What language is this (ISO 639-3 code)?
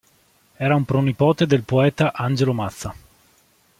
ita